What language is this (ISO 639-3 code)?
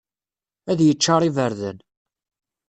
kab